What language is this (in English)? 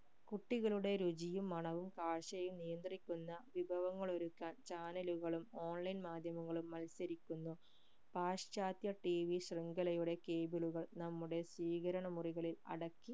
Malayalam